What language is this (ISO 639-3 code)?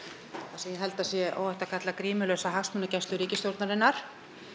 isl